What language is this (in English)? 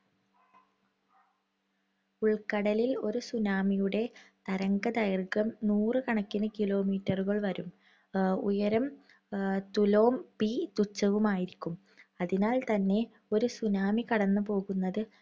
Malayalam